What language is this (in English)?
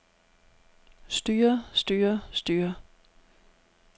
Danish